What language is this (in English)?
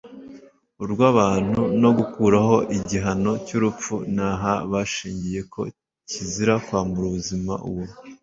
Kinyarwanda